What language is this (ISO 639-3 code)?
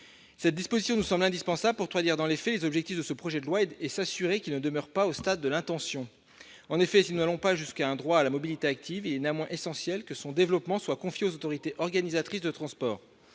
fra